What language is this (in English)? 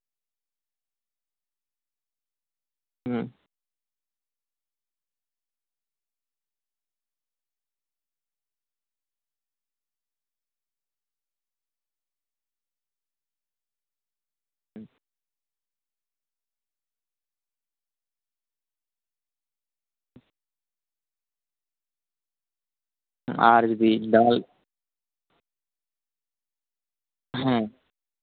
Santali